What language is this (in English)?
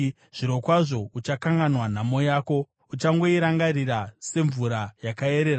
Shona